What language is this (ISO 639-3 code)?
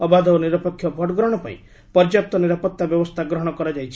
ori